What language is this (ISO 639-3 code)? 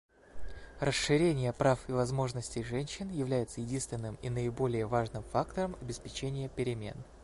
rus